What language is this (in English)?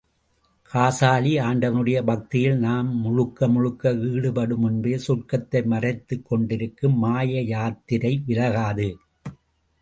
Tamil